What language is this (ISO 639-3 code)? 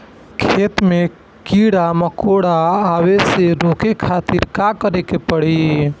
bho